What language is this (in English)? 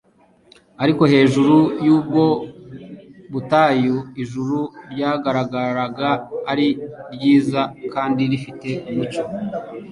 Kinyarwanda